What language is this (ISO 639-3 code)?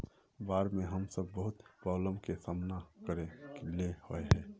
mag